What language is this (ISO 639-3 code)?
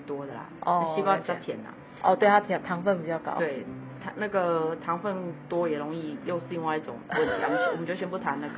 zho